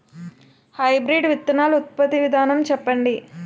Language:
Telugu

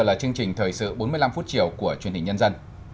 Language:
Vietnamese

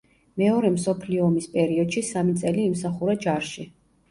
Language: Georgian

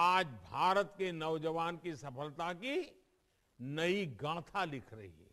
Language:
Hindi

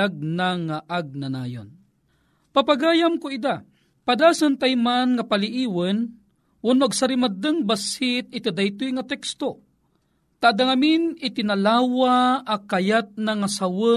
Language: Filipino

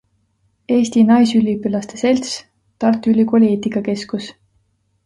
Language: Estonian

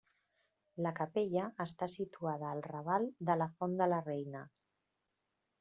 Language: Catalan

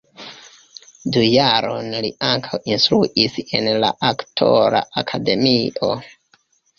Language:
Esperanto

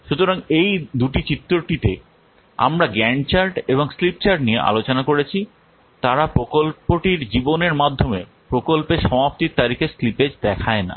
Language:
Bangla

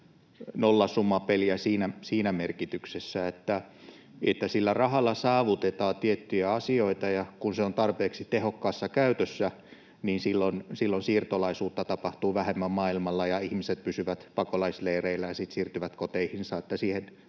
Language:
Finnish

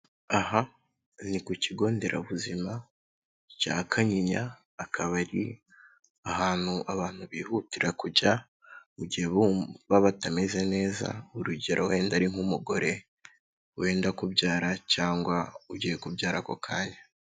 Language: Kinyarwanda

